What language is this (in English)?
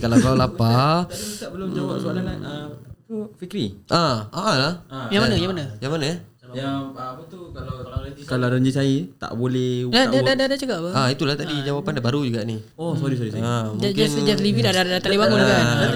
Malay